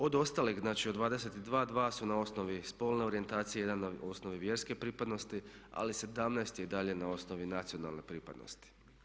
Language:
Croatian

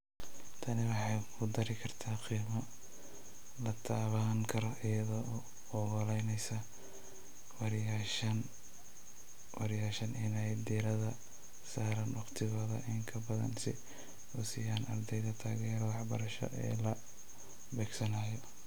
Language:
Somali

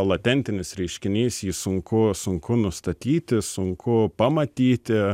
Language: Lithuanian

